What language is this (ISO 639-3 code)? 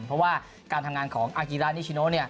tha